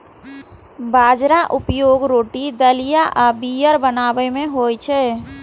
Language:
Maithili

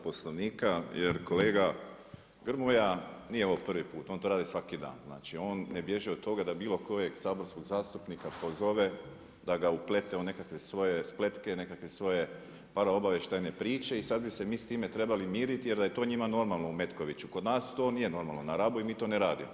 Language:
Croatian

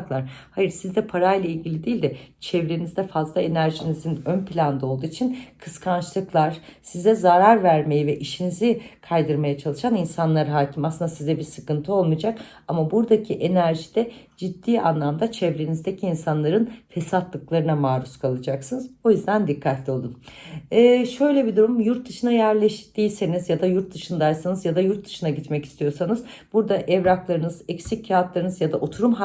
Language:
Turkish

